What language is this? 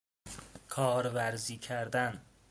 Persian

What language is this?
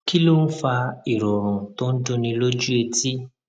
Yoruba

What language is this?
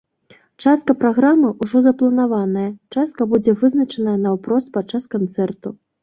Belarusian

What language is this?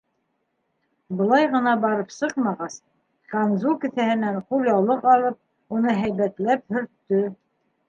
Bashkir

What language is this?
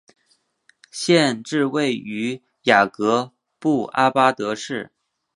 Chinese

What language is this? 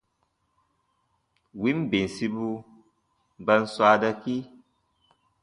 Baatonum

